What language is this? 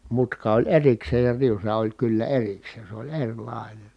Finnish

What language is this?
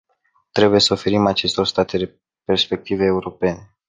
Romanian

